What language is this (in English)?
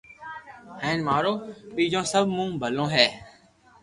Loarki